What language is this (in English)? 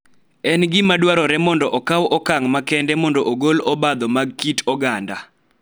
Luo (Kenya and Tanzania)